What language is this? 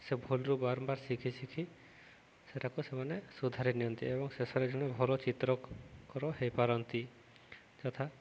Odia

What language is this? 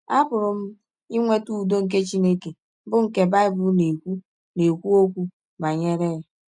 Igbo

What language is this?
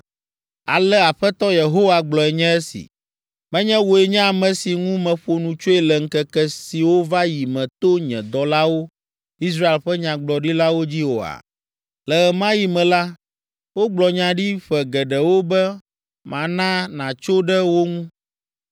Ewe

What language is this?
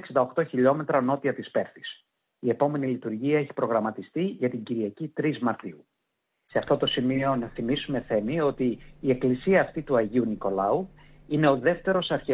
Greek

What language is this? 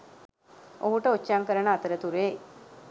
Sinhala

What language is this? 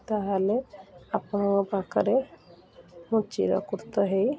Odia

